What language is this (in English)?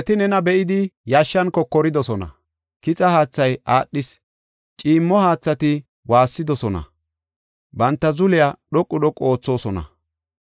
Gofa